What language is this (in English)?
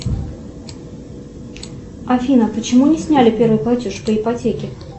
Russian